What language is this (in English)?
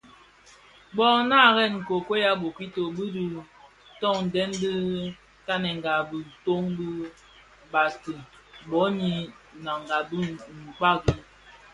Bafia